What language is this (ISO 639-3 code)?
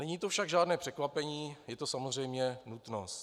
ces